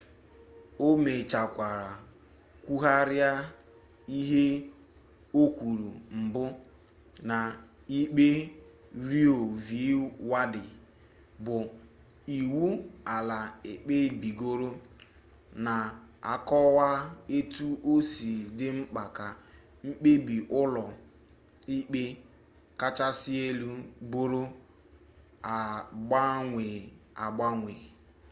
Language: Igbo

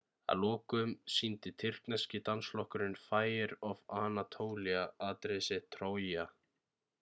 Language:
Icelandic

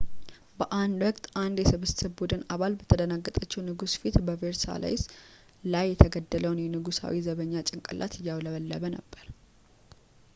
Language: Amharic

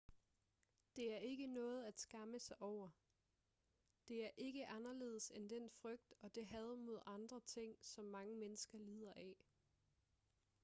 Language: Danish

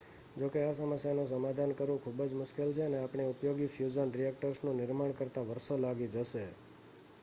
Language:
Gujarati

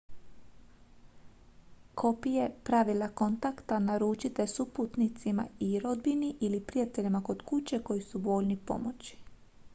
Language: Croatian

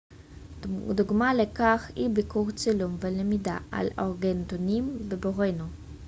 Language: Hebrew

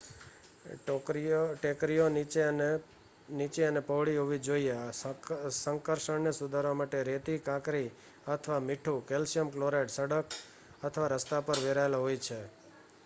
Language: Gujarati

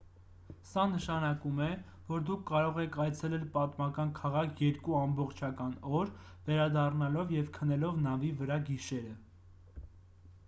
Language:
Armenian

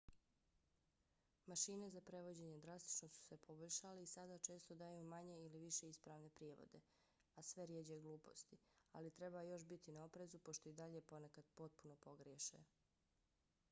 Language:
Bosnian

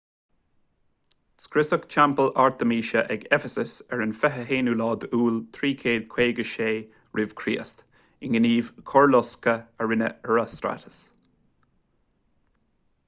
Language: Irish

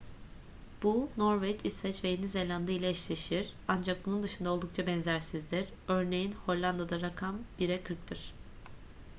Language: Turkish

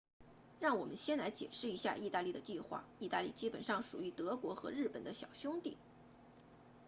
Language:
Chinese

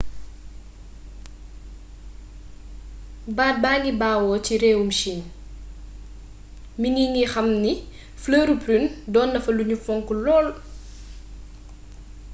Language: Wolof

